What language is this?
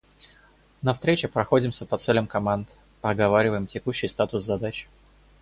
Russian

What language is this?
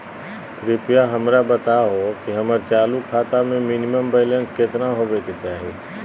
Magahi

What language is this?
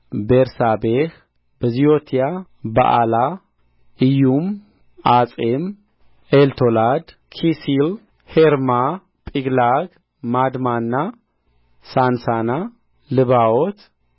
Amharic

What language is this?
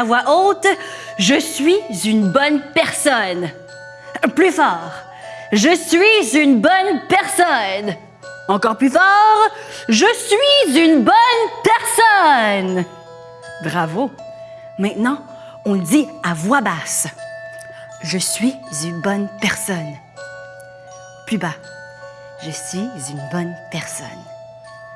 French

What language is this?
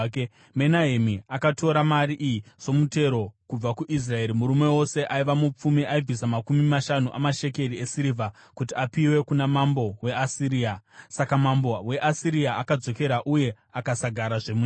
Shona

